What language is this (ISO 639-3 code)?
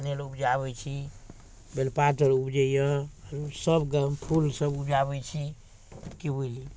mai